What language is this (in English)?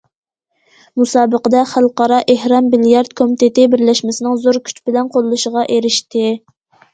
Uyghur